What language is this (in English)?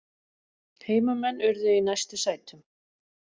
Icelandic